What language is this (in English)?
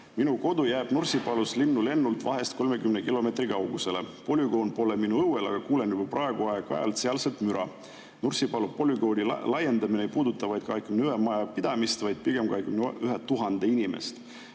Estonian